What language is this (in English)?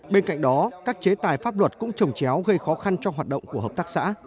Vietnamese